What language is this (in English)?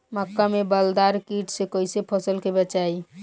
Bhojpuri